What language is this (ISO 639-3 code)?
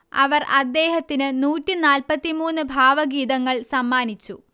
mal